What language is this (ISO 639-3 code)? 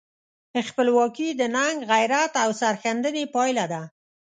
pus